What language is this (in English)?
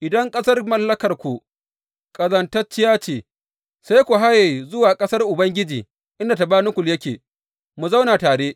Hausa